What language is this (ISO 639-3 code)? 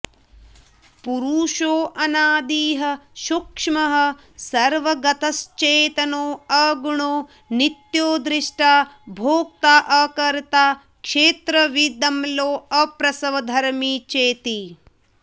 san